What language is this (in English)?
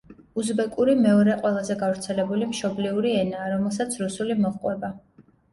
Georgian